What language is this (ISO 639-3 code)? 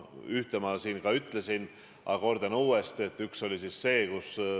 est